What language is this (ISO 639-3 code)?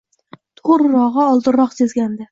uzb